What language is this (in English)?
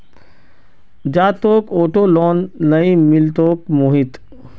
Magahi